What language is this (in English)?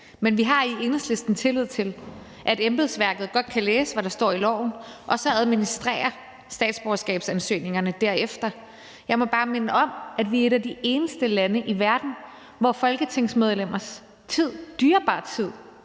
Danish